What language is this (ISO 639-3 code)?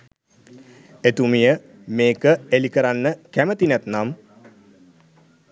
sin